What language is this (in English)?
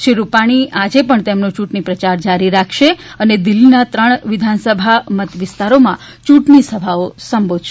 Gujarati